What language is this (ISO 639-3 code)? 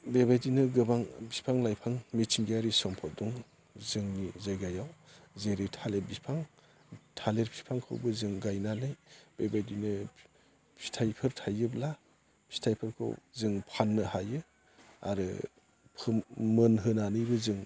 brx